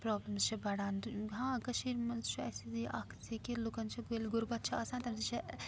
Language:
Kashmiri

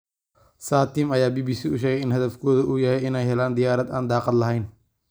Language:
Somali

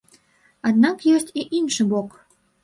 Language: Belarusian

